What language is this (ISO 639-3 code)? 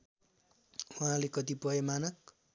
nep